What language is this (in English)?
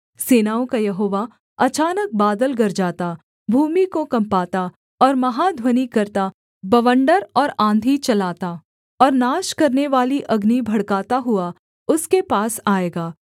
Hindi